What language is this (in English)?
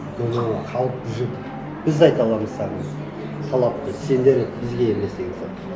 Kazakh